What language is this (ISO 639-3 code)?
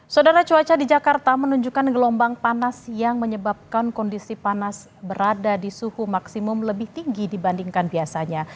ind